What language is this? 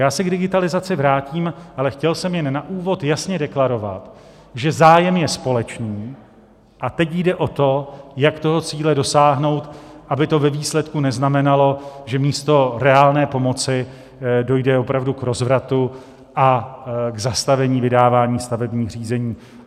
Czech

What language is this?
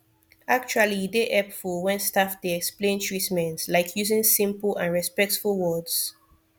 Nigerian Pidgin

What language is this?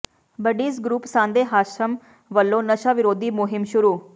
Punjabi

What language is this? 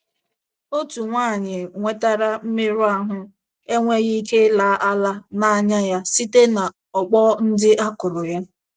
Igbo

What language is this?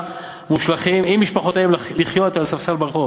Hebrew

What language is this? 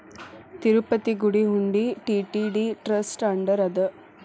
Kannada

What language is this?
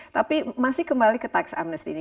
Indonesian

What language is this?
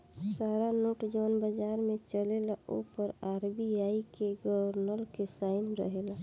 Bhojpuri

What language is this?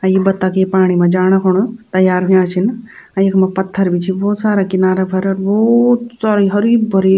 Garhwali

